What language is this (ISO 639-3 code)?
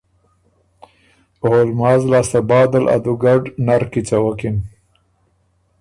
oru